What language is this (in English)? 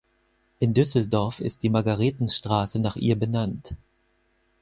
German